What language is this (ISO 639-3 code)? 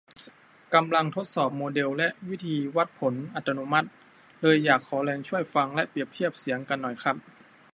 tha